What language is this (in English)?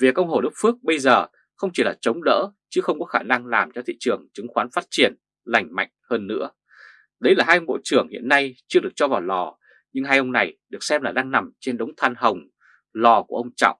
Vietnamese